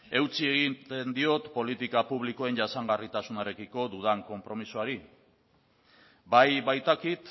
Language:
Basque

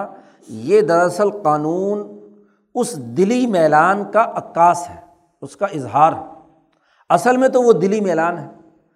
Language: Urdu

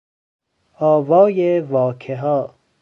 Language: Persian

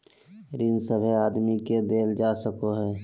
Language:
Magahi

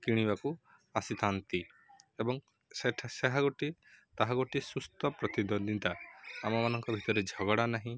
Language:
Odia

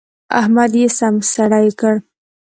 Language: Pashto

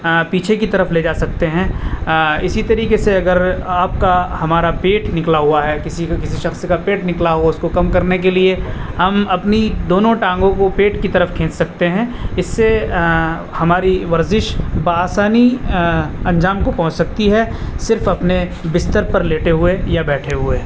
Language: Urdu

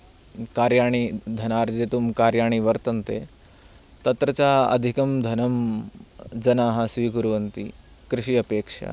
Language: Sanskrit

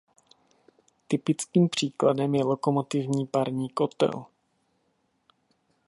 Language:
Czech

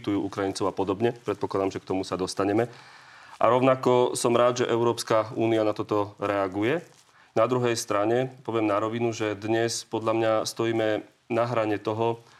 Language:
Slovak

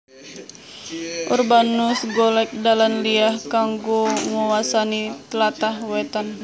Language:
Javanese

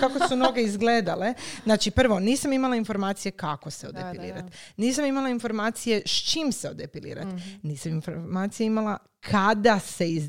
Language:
Croatian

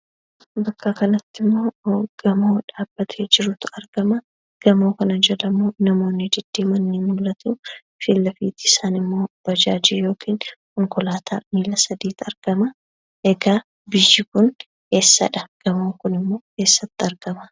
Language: Oromo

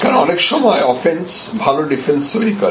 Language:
Bangla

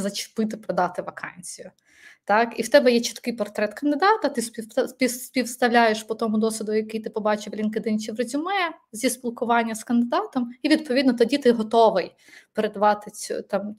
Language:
Ukrainian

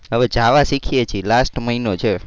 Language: Gujarati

